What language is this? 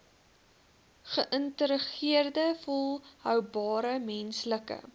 Afrikaans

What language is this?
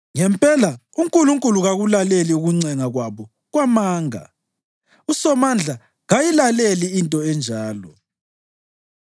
North Ndebele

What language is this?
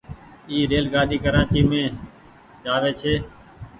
Goaria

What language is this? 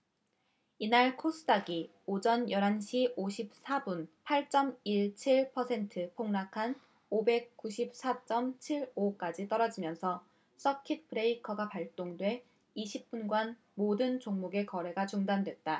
Korean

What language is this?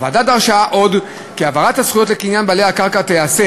Hebrew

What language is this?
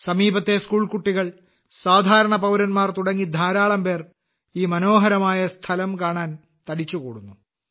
Malayalam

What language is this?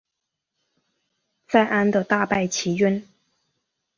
Chinese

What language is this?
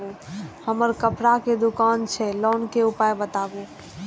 Maithili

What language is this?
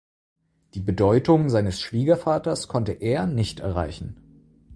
German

